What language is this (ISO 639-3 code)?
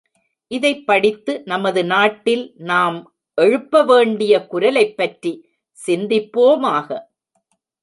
tam